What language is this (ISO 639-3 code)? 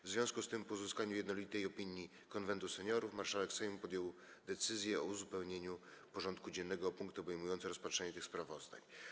pol